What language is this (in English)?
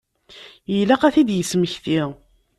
Kabyle